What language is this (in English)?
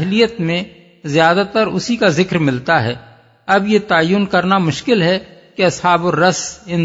Urdu